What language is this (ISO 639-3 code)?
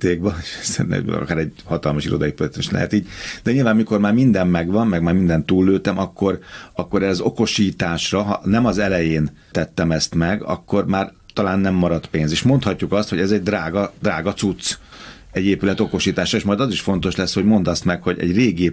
hun